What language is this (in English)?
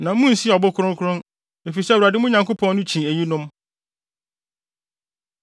Akan